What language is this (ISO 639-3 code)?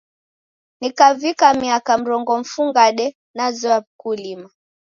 dav